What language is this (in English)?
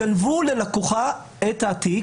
Hebrew